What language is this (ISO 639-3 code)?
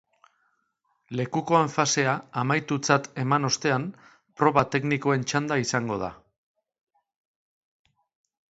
eus